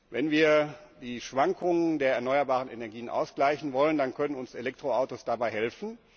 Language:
German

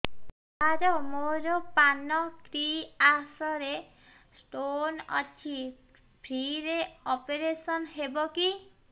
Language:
Odia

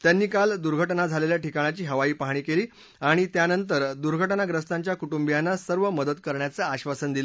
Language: Marathi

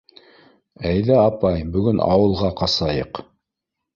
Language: Bashkir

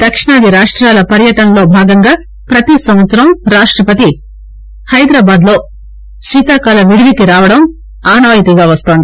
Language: Telugu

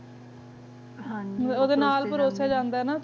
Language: Punjabi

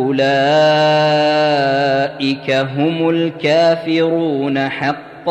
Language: Arabic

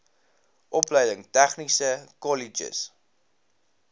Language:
Afrikaans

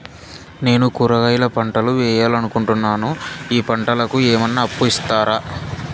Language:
Telugu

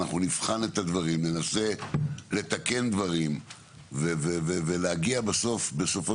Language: Hebrew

